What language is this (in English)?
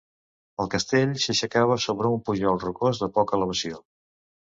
Catalan